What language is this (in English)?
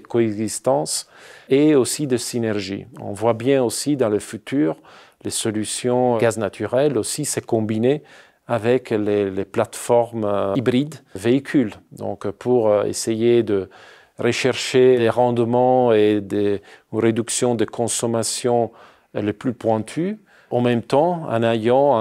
French